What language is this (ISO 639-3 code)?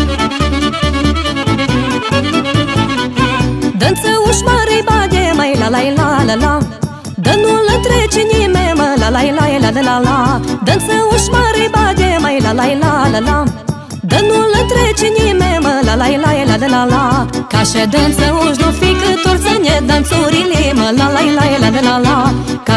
ron